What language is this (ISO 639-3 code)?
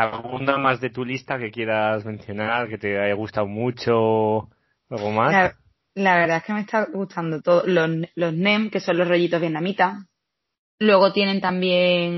spa